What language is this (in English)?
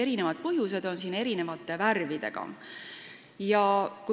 Estonian